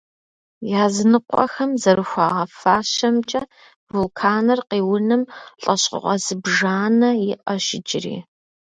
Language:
Kabardian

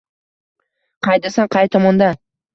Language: Uzbek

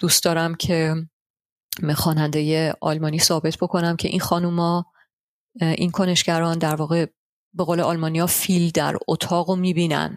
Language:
Persian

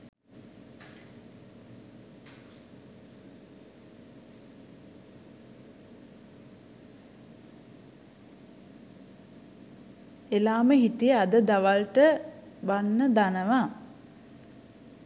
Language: Sinhala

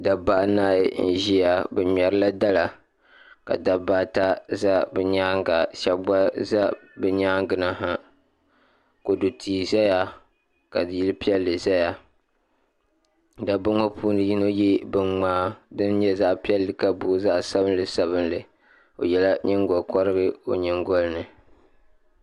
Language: Dagbani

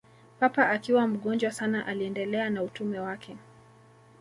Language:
Swahili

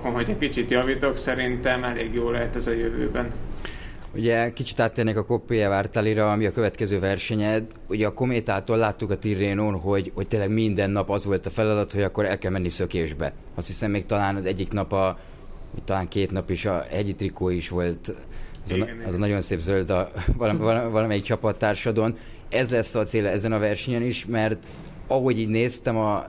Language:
Hungarian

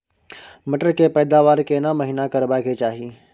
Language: Maithili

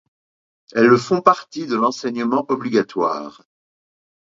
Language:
French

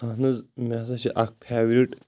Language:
Kashmiri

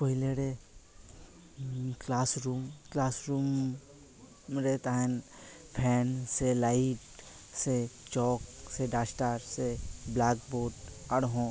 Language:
Santali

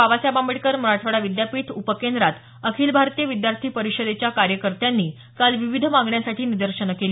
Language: Marathi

